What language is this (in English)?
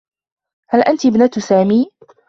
Arabic